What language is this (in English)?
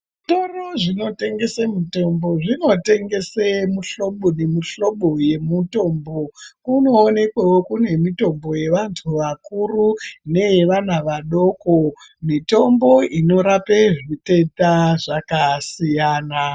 Ndau